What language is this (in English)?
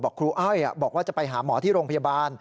Thai